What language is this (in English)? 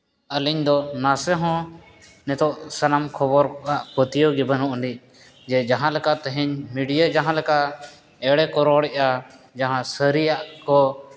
Santali